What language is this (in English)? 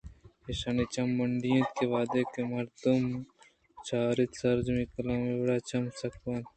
Eastern Balochi